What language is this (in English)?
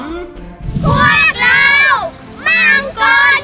Thai